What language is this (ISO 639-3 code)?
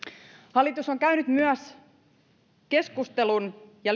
fin